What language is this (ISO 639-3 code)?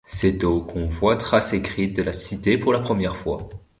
fra